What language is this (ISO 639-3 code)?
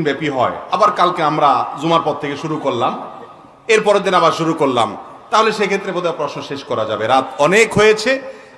tur